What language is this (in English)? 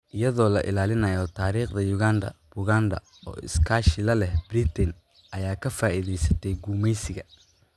Somali